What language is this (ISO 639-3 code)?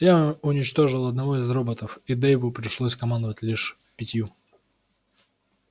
rus